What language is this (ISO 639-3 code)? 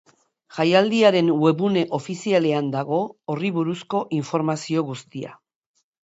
eus